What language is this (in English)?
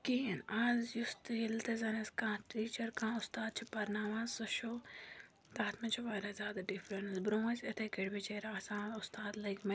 Kashmiri